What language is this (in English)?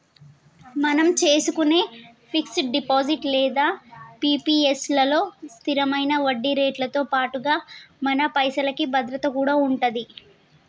Telugu